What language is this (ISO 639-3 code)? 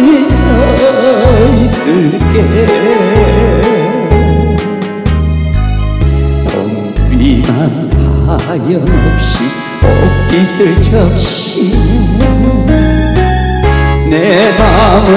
kor